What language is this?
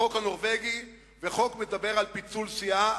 Hebrew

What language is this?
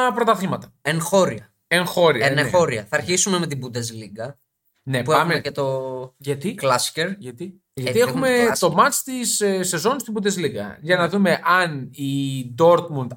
Greek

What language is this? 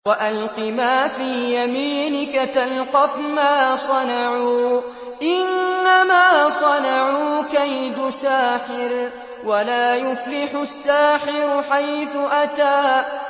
Arabic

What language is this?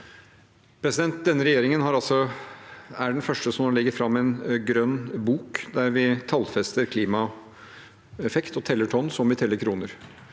Norwegian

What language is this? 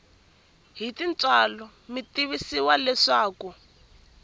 Tsonga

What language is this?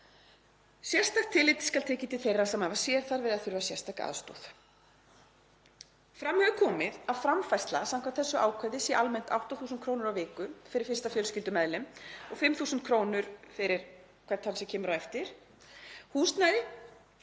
Icelandic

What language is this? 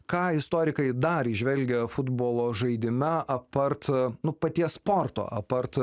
Lithuanian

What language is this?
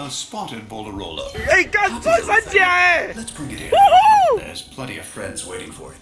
Dutch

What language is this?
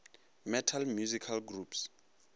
Northern Sotho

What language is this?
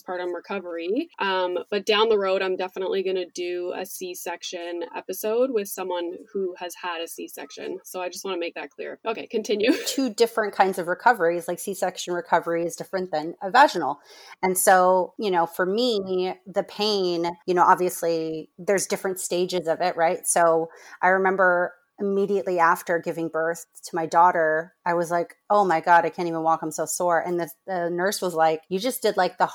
English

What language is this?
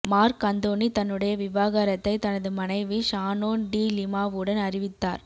Tamil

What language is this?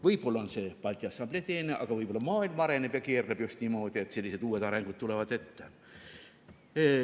Estonian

